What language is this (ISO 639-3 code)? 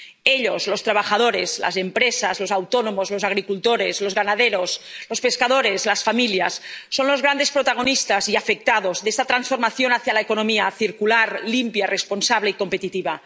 spa